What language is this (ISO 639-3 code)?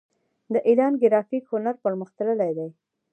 pus